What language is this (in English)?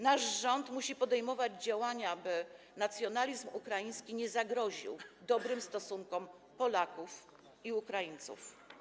Polish